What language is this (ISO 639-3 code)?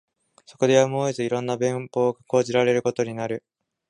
jpn